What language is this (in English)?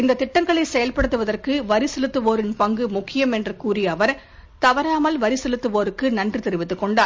Tamil